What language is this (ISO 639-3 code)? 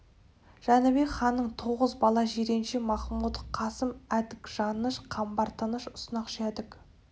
kaz